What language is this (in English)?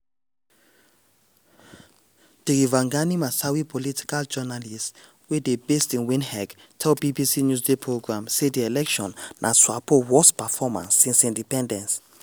Nigerian Pidgin